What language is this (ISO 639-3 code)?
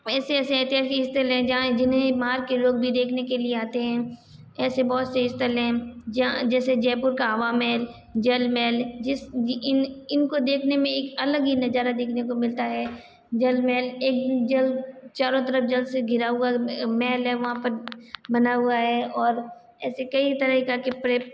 hin